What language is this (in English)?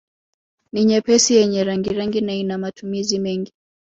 Swahili